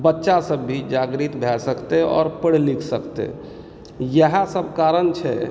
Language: Maithili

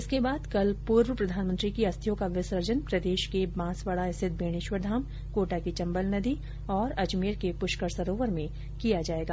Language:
Hindi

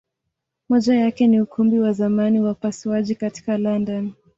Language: Swahili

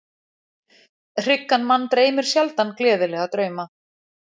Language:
Icelandic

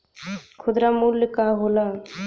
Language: Bhojpuri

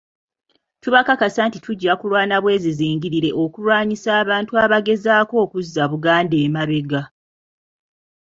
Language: Ganda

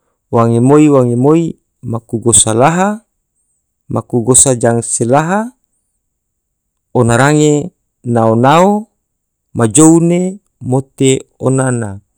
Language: Tidore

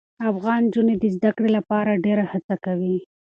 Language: Pashto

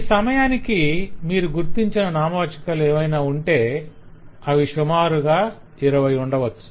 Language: Telugu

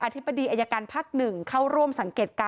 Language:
Thai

